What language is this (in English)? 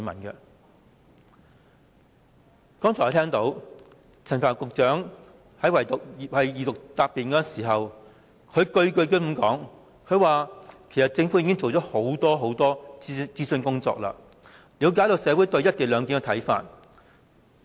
Cantonese